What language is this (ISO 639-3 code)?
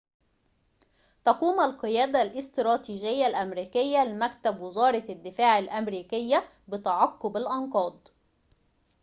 ara